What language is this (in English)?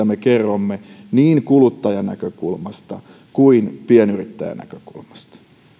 Finnish